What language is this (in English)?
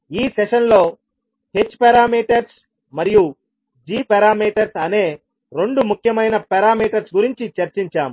Telugu